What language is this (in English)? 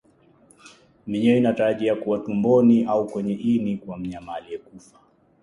Swahili